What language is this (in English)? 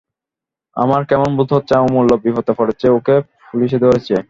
Bangla